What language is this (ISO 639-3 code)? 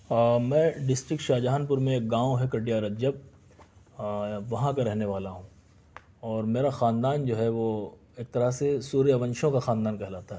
urd